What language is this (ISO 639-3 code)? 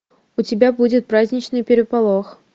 rus